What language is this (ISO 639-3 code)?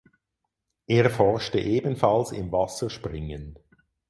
deu